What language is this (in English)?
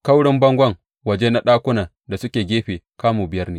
Hausa